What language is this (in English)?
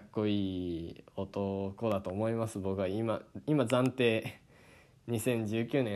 Japanese